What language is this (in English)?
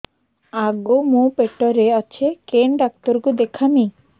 Odia